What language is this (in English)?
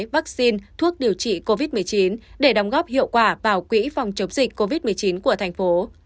Vietnamese